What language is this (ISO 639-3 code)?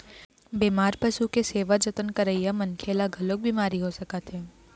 hne